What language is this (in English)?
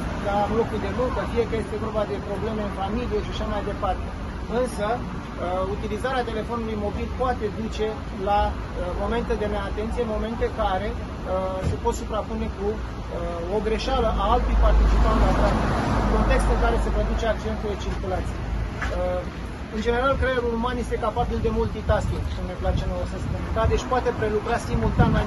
Romanian